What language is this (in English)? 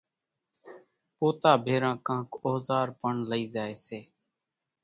Kachi Koli